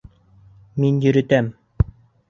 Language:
Bashkir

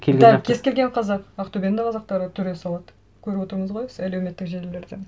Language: Kazakh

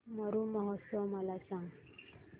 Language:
Marathi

